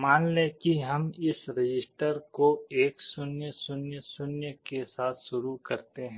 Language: Hindi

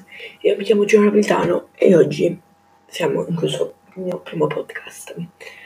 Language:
Italian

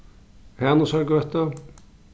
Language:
Faroese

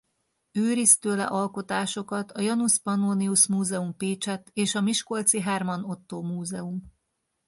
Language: Hungarian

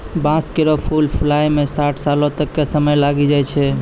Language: Maithili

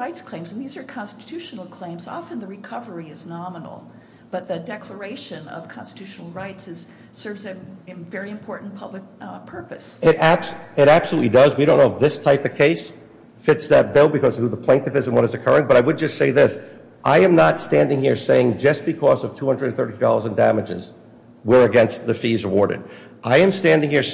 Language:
English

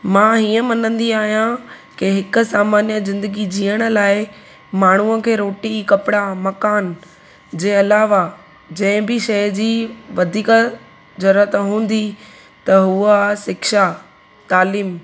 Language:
Sindhi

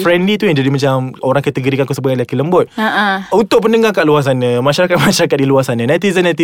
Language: Malay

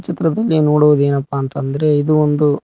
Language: Kannada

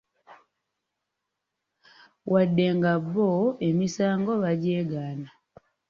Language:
Ganda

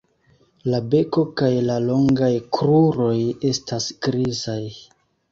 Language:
Esperanto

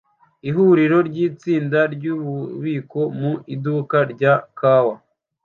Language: Kinyarwanda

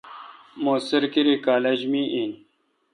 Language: Kalkoti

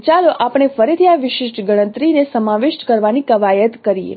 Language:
Gujarati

